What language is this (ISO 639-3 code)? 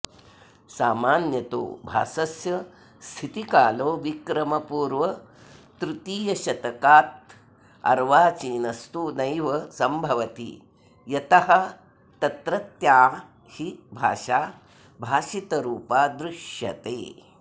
san